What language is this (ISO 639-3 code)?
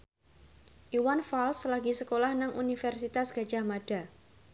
jav